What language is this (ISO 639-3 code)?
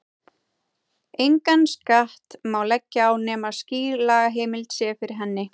isl